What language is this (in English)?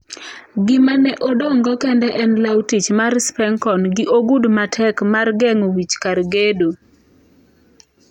Luo (Kenya and Tanzania)